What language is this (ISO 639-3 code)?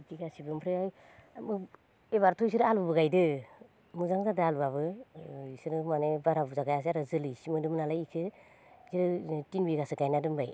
brx